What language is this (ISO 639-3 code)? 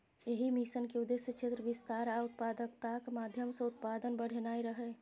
mai